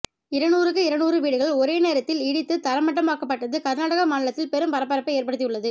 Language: Tamil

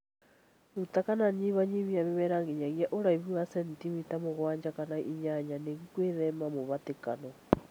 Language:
Kikuyu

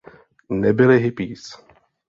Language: Czech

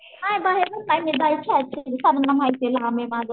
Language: Marathi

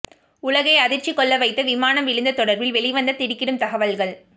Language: Tamil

